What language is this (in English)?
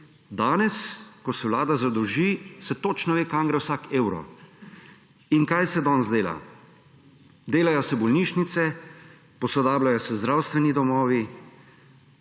Slovenian